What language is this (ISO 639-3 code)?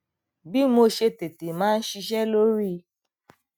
yor